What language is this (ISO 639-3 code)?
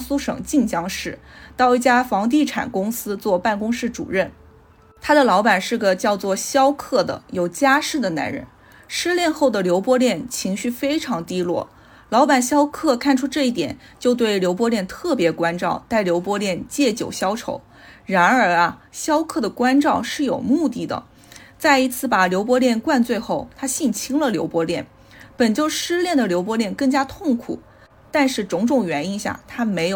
zho